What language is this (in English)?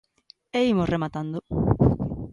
Galician